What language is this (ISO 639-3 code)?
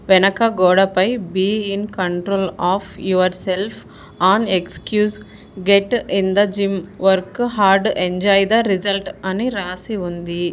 tel